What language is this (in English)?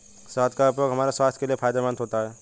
Hindi